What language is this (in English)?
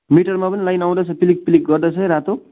Nepali